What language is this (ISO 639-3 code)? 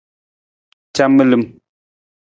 nmz